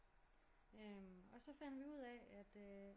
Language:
Danish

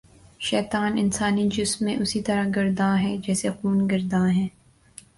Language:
Urdu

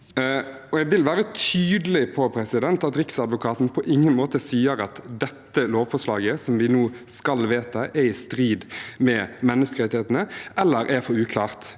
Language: Norwegian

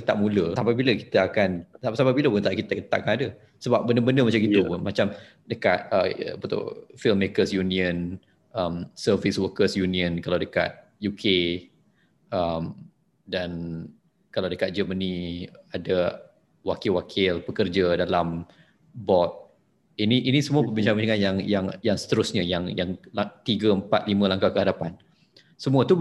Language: Malay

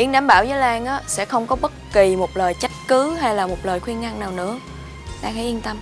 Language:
Vietnamese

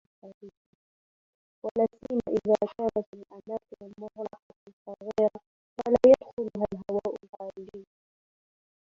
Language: Arabic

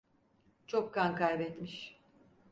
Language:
Turkish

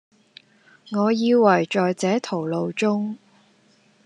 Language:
Cantonese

